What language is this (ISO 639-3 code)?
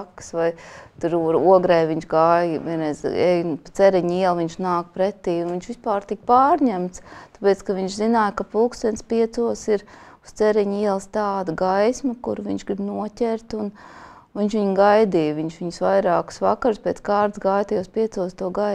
lav